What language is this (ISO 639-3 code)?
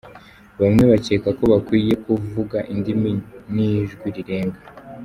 kin